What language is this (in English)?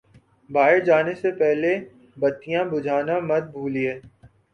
Urdu